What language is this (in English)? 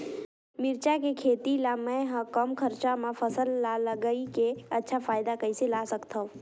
Chhattisgarhi